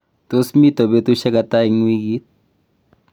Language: Kalenjin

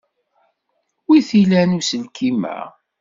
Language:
Kabyle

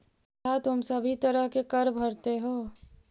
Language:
Magahi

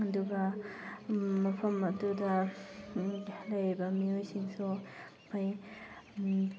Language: Manipuri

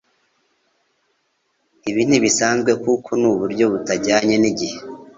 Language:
Kinyarwanda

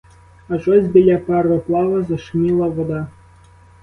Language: Ukrainian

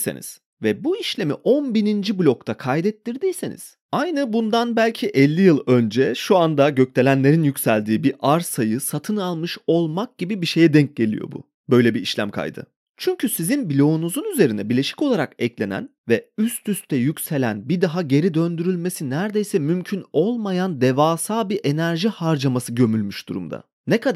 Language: Turkish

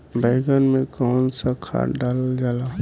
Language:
Bhojpuri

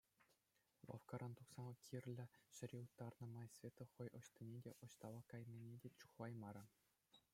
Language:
Chuvash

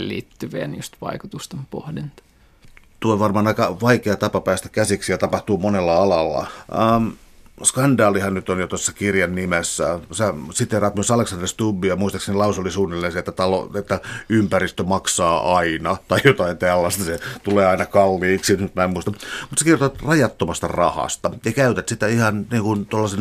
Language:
Finnish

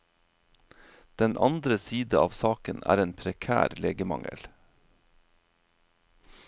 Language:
Norwegian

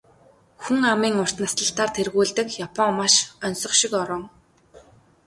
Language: Mongolian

